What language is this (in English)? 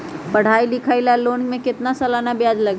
Magahi